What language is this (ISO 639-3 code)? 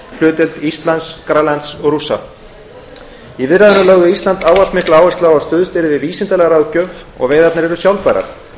isl